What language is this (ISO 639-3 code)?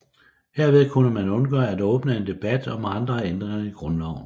dan